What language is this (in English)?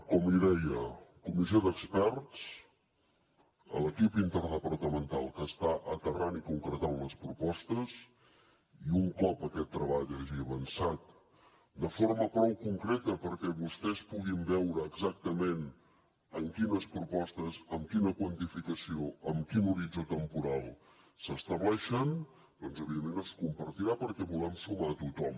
Catalan